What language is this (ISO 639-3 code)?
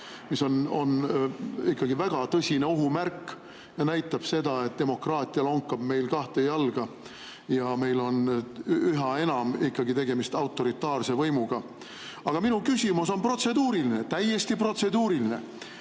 est